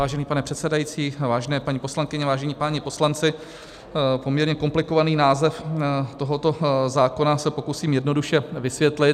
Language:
Czech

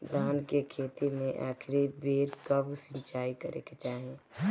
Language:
Bhojpuri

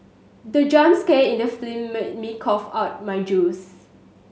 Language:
English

